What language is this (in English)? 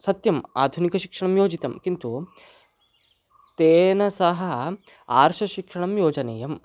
Sanskrit